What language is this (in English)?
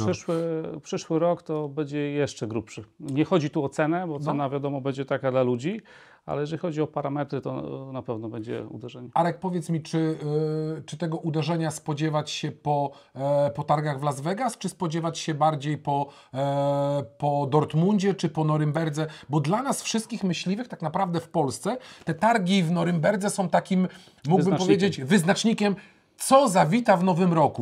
Polish